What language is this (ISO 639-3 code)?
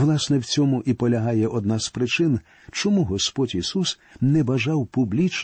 ukr